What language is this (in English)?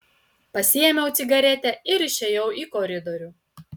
Lithuanian